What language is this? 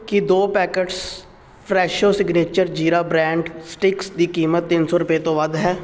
Punjabi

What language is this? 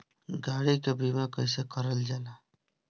Bhojpuri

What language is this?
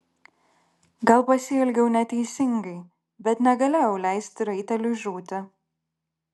Lithuanian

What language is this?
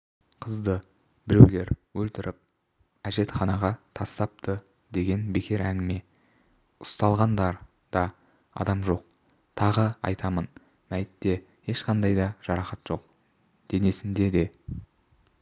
Kazakh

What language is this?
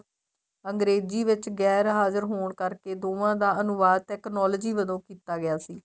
Punjabi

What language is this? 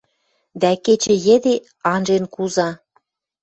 Western Mari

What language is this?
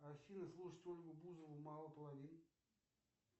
Russian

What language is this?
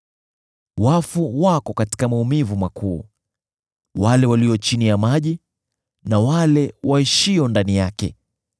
Swahili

